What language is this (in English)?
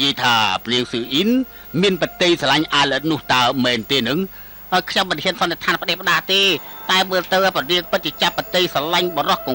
Thai